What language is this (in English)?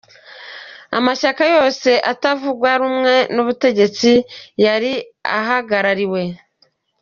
Kinyarwanda